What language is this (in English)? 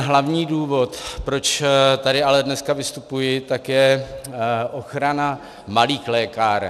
Czech